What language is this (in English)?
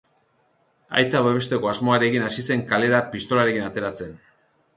Basque